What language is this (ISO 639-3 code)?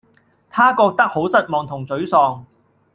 yue